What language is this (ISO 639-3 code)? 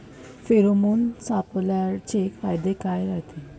mar